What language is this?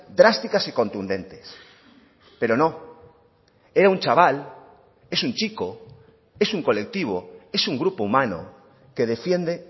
Spanish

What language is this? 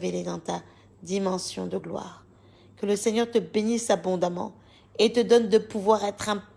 French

